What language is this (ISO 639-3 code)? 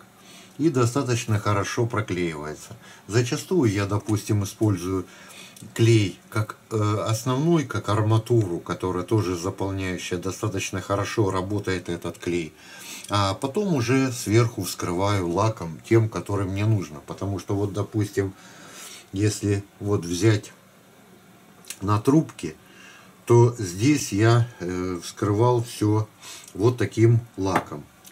rus